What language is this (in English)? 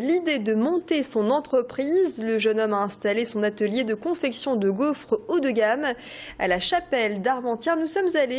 French